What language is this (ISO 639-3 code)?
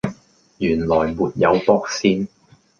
yue